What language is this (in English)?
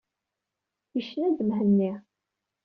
Kabyle